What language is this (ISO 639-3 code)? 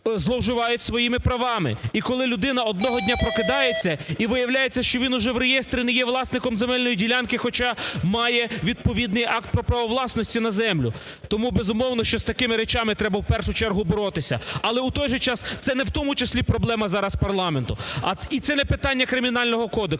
ukr